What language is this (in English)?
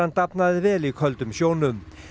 Icelandic